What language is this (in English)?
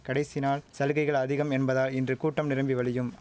Tamil